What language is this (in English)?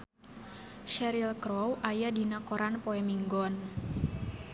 Sundanese